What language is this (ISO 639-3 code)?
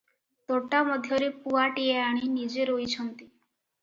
ori